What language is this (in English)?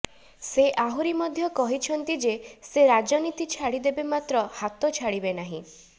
Odia